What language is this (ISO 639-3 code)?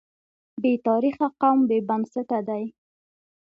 pus